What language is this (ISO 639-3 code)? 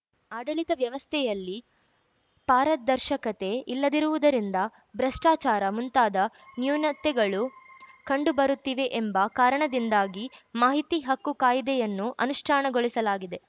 kan